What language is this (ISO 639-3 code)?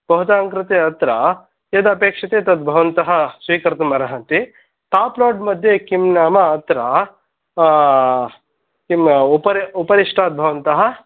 san